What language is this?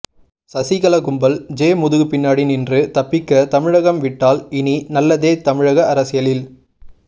Tamil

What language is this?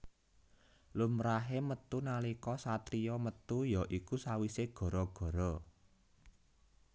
Javanese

